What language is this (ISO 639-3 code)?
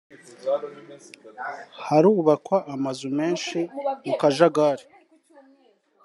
kin